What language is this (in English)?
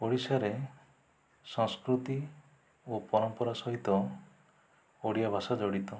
Odia